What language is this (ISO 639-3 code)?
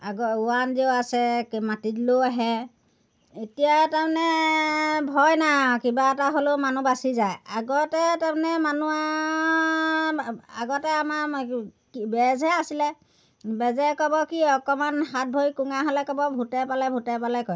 asm